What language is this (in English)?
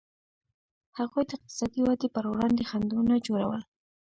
Pashto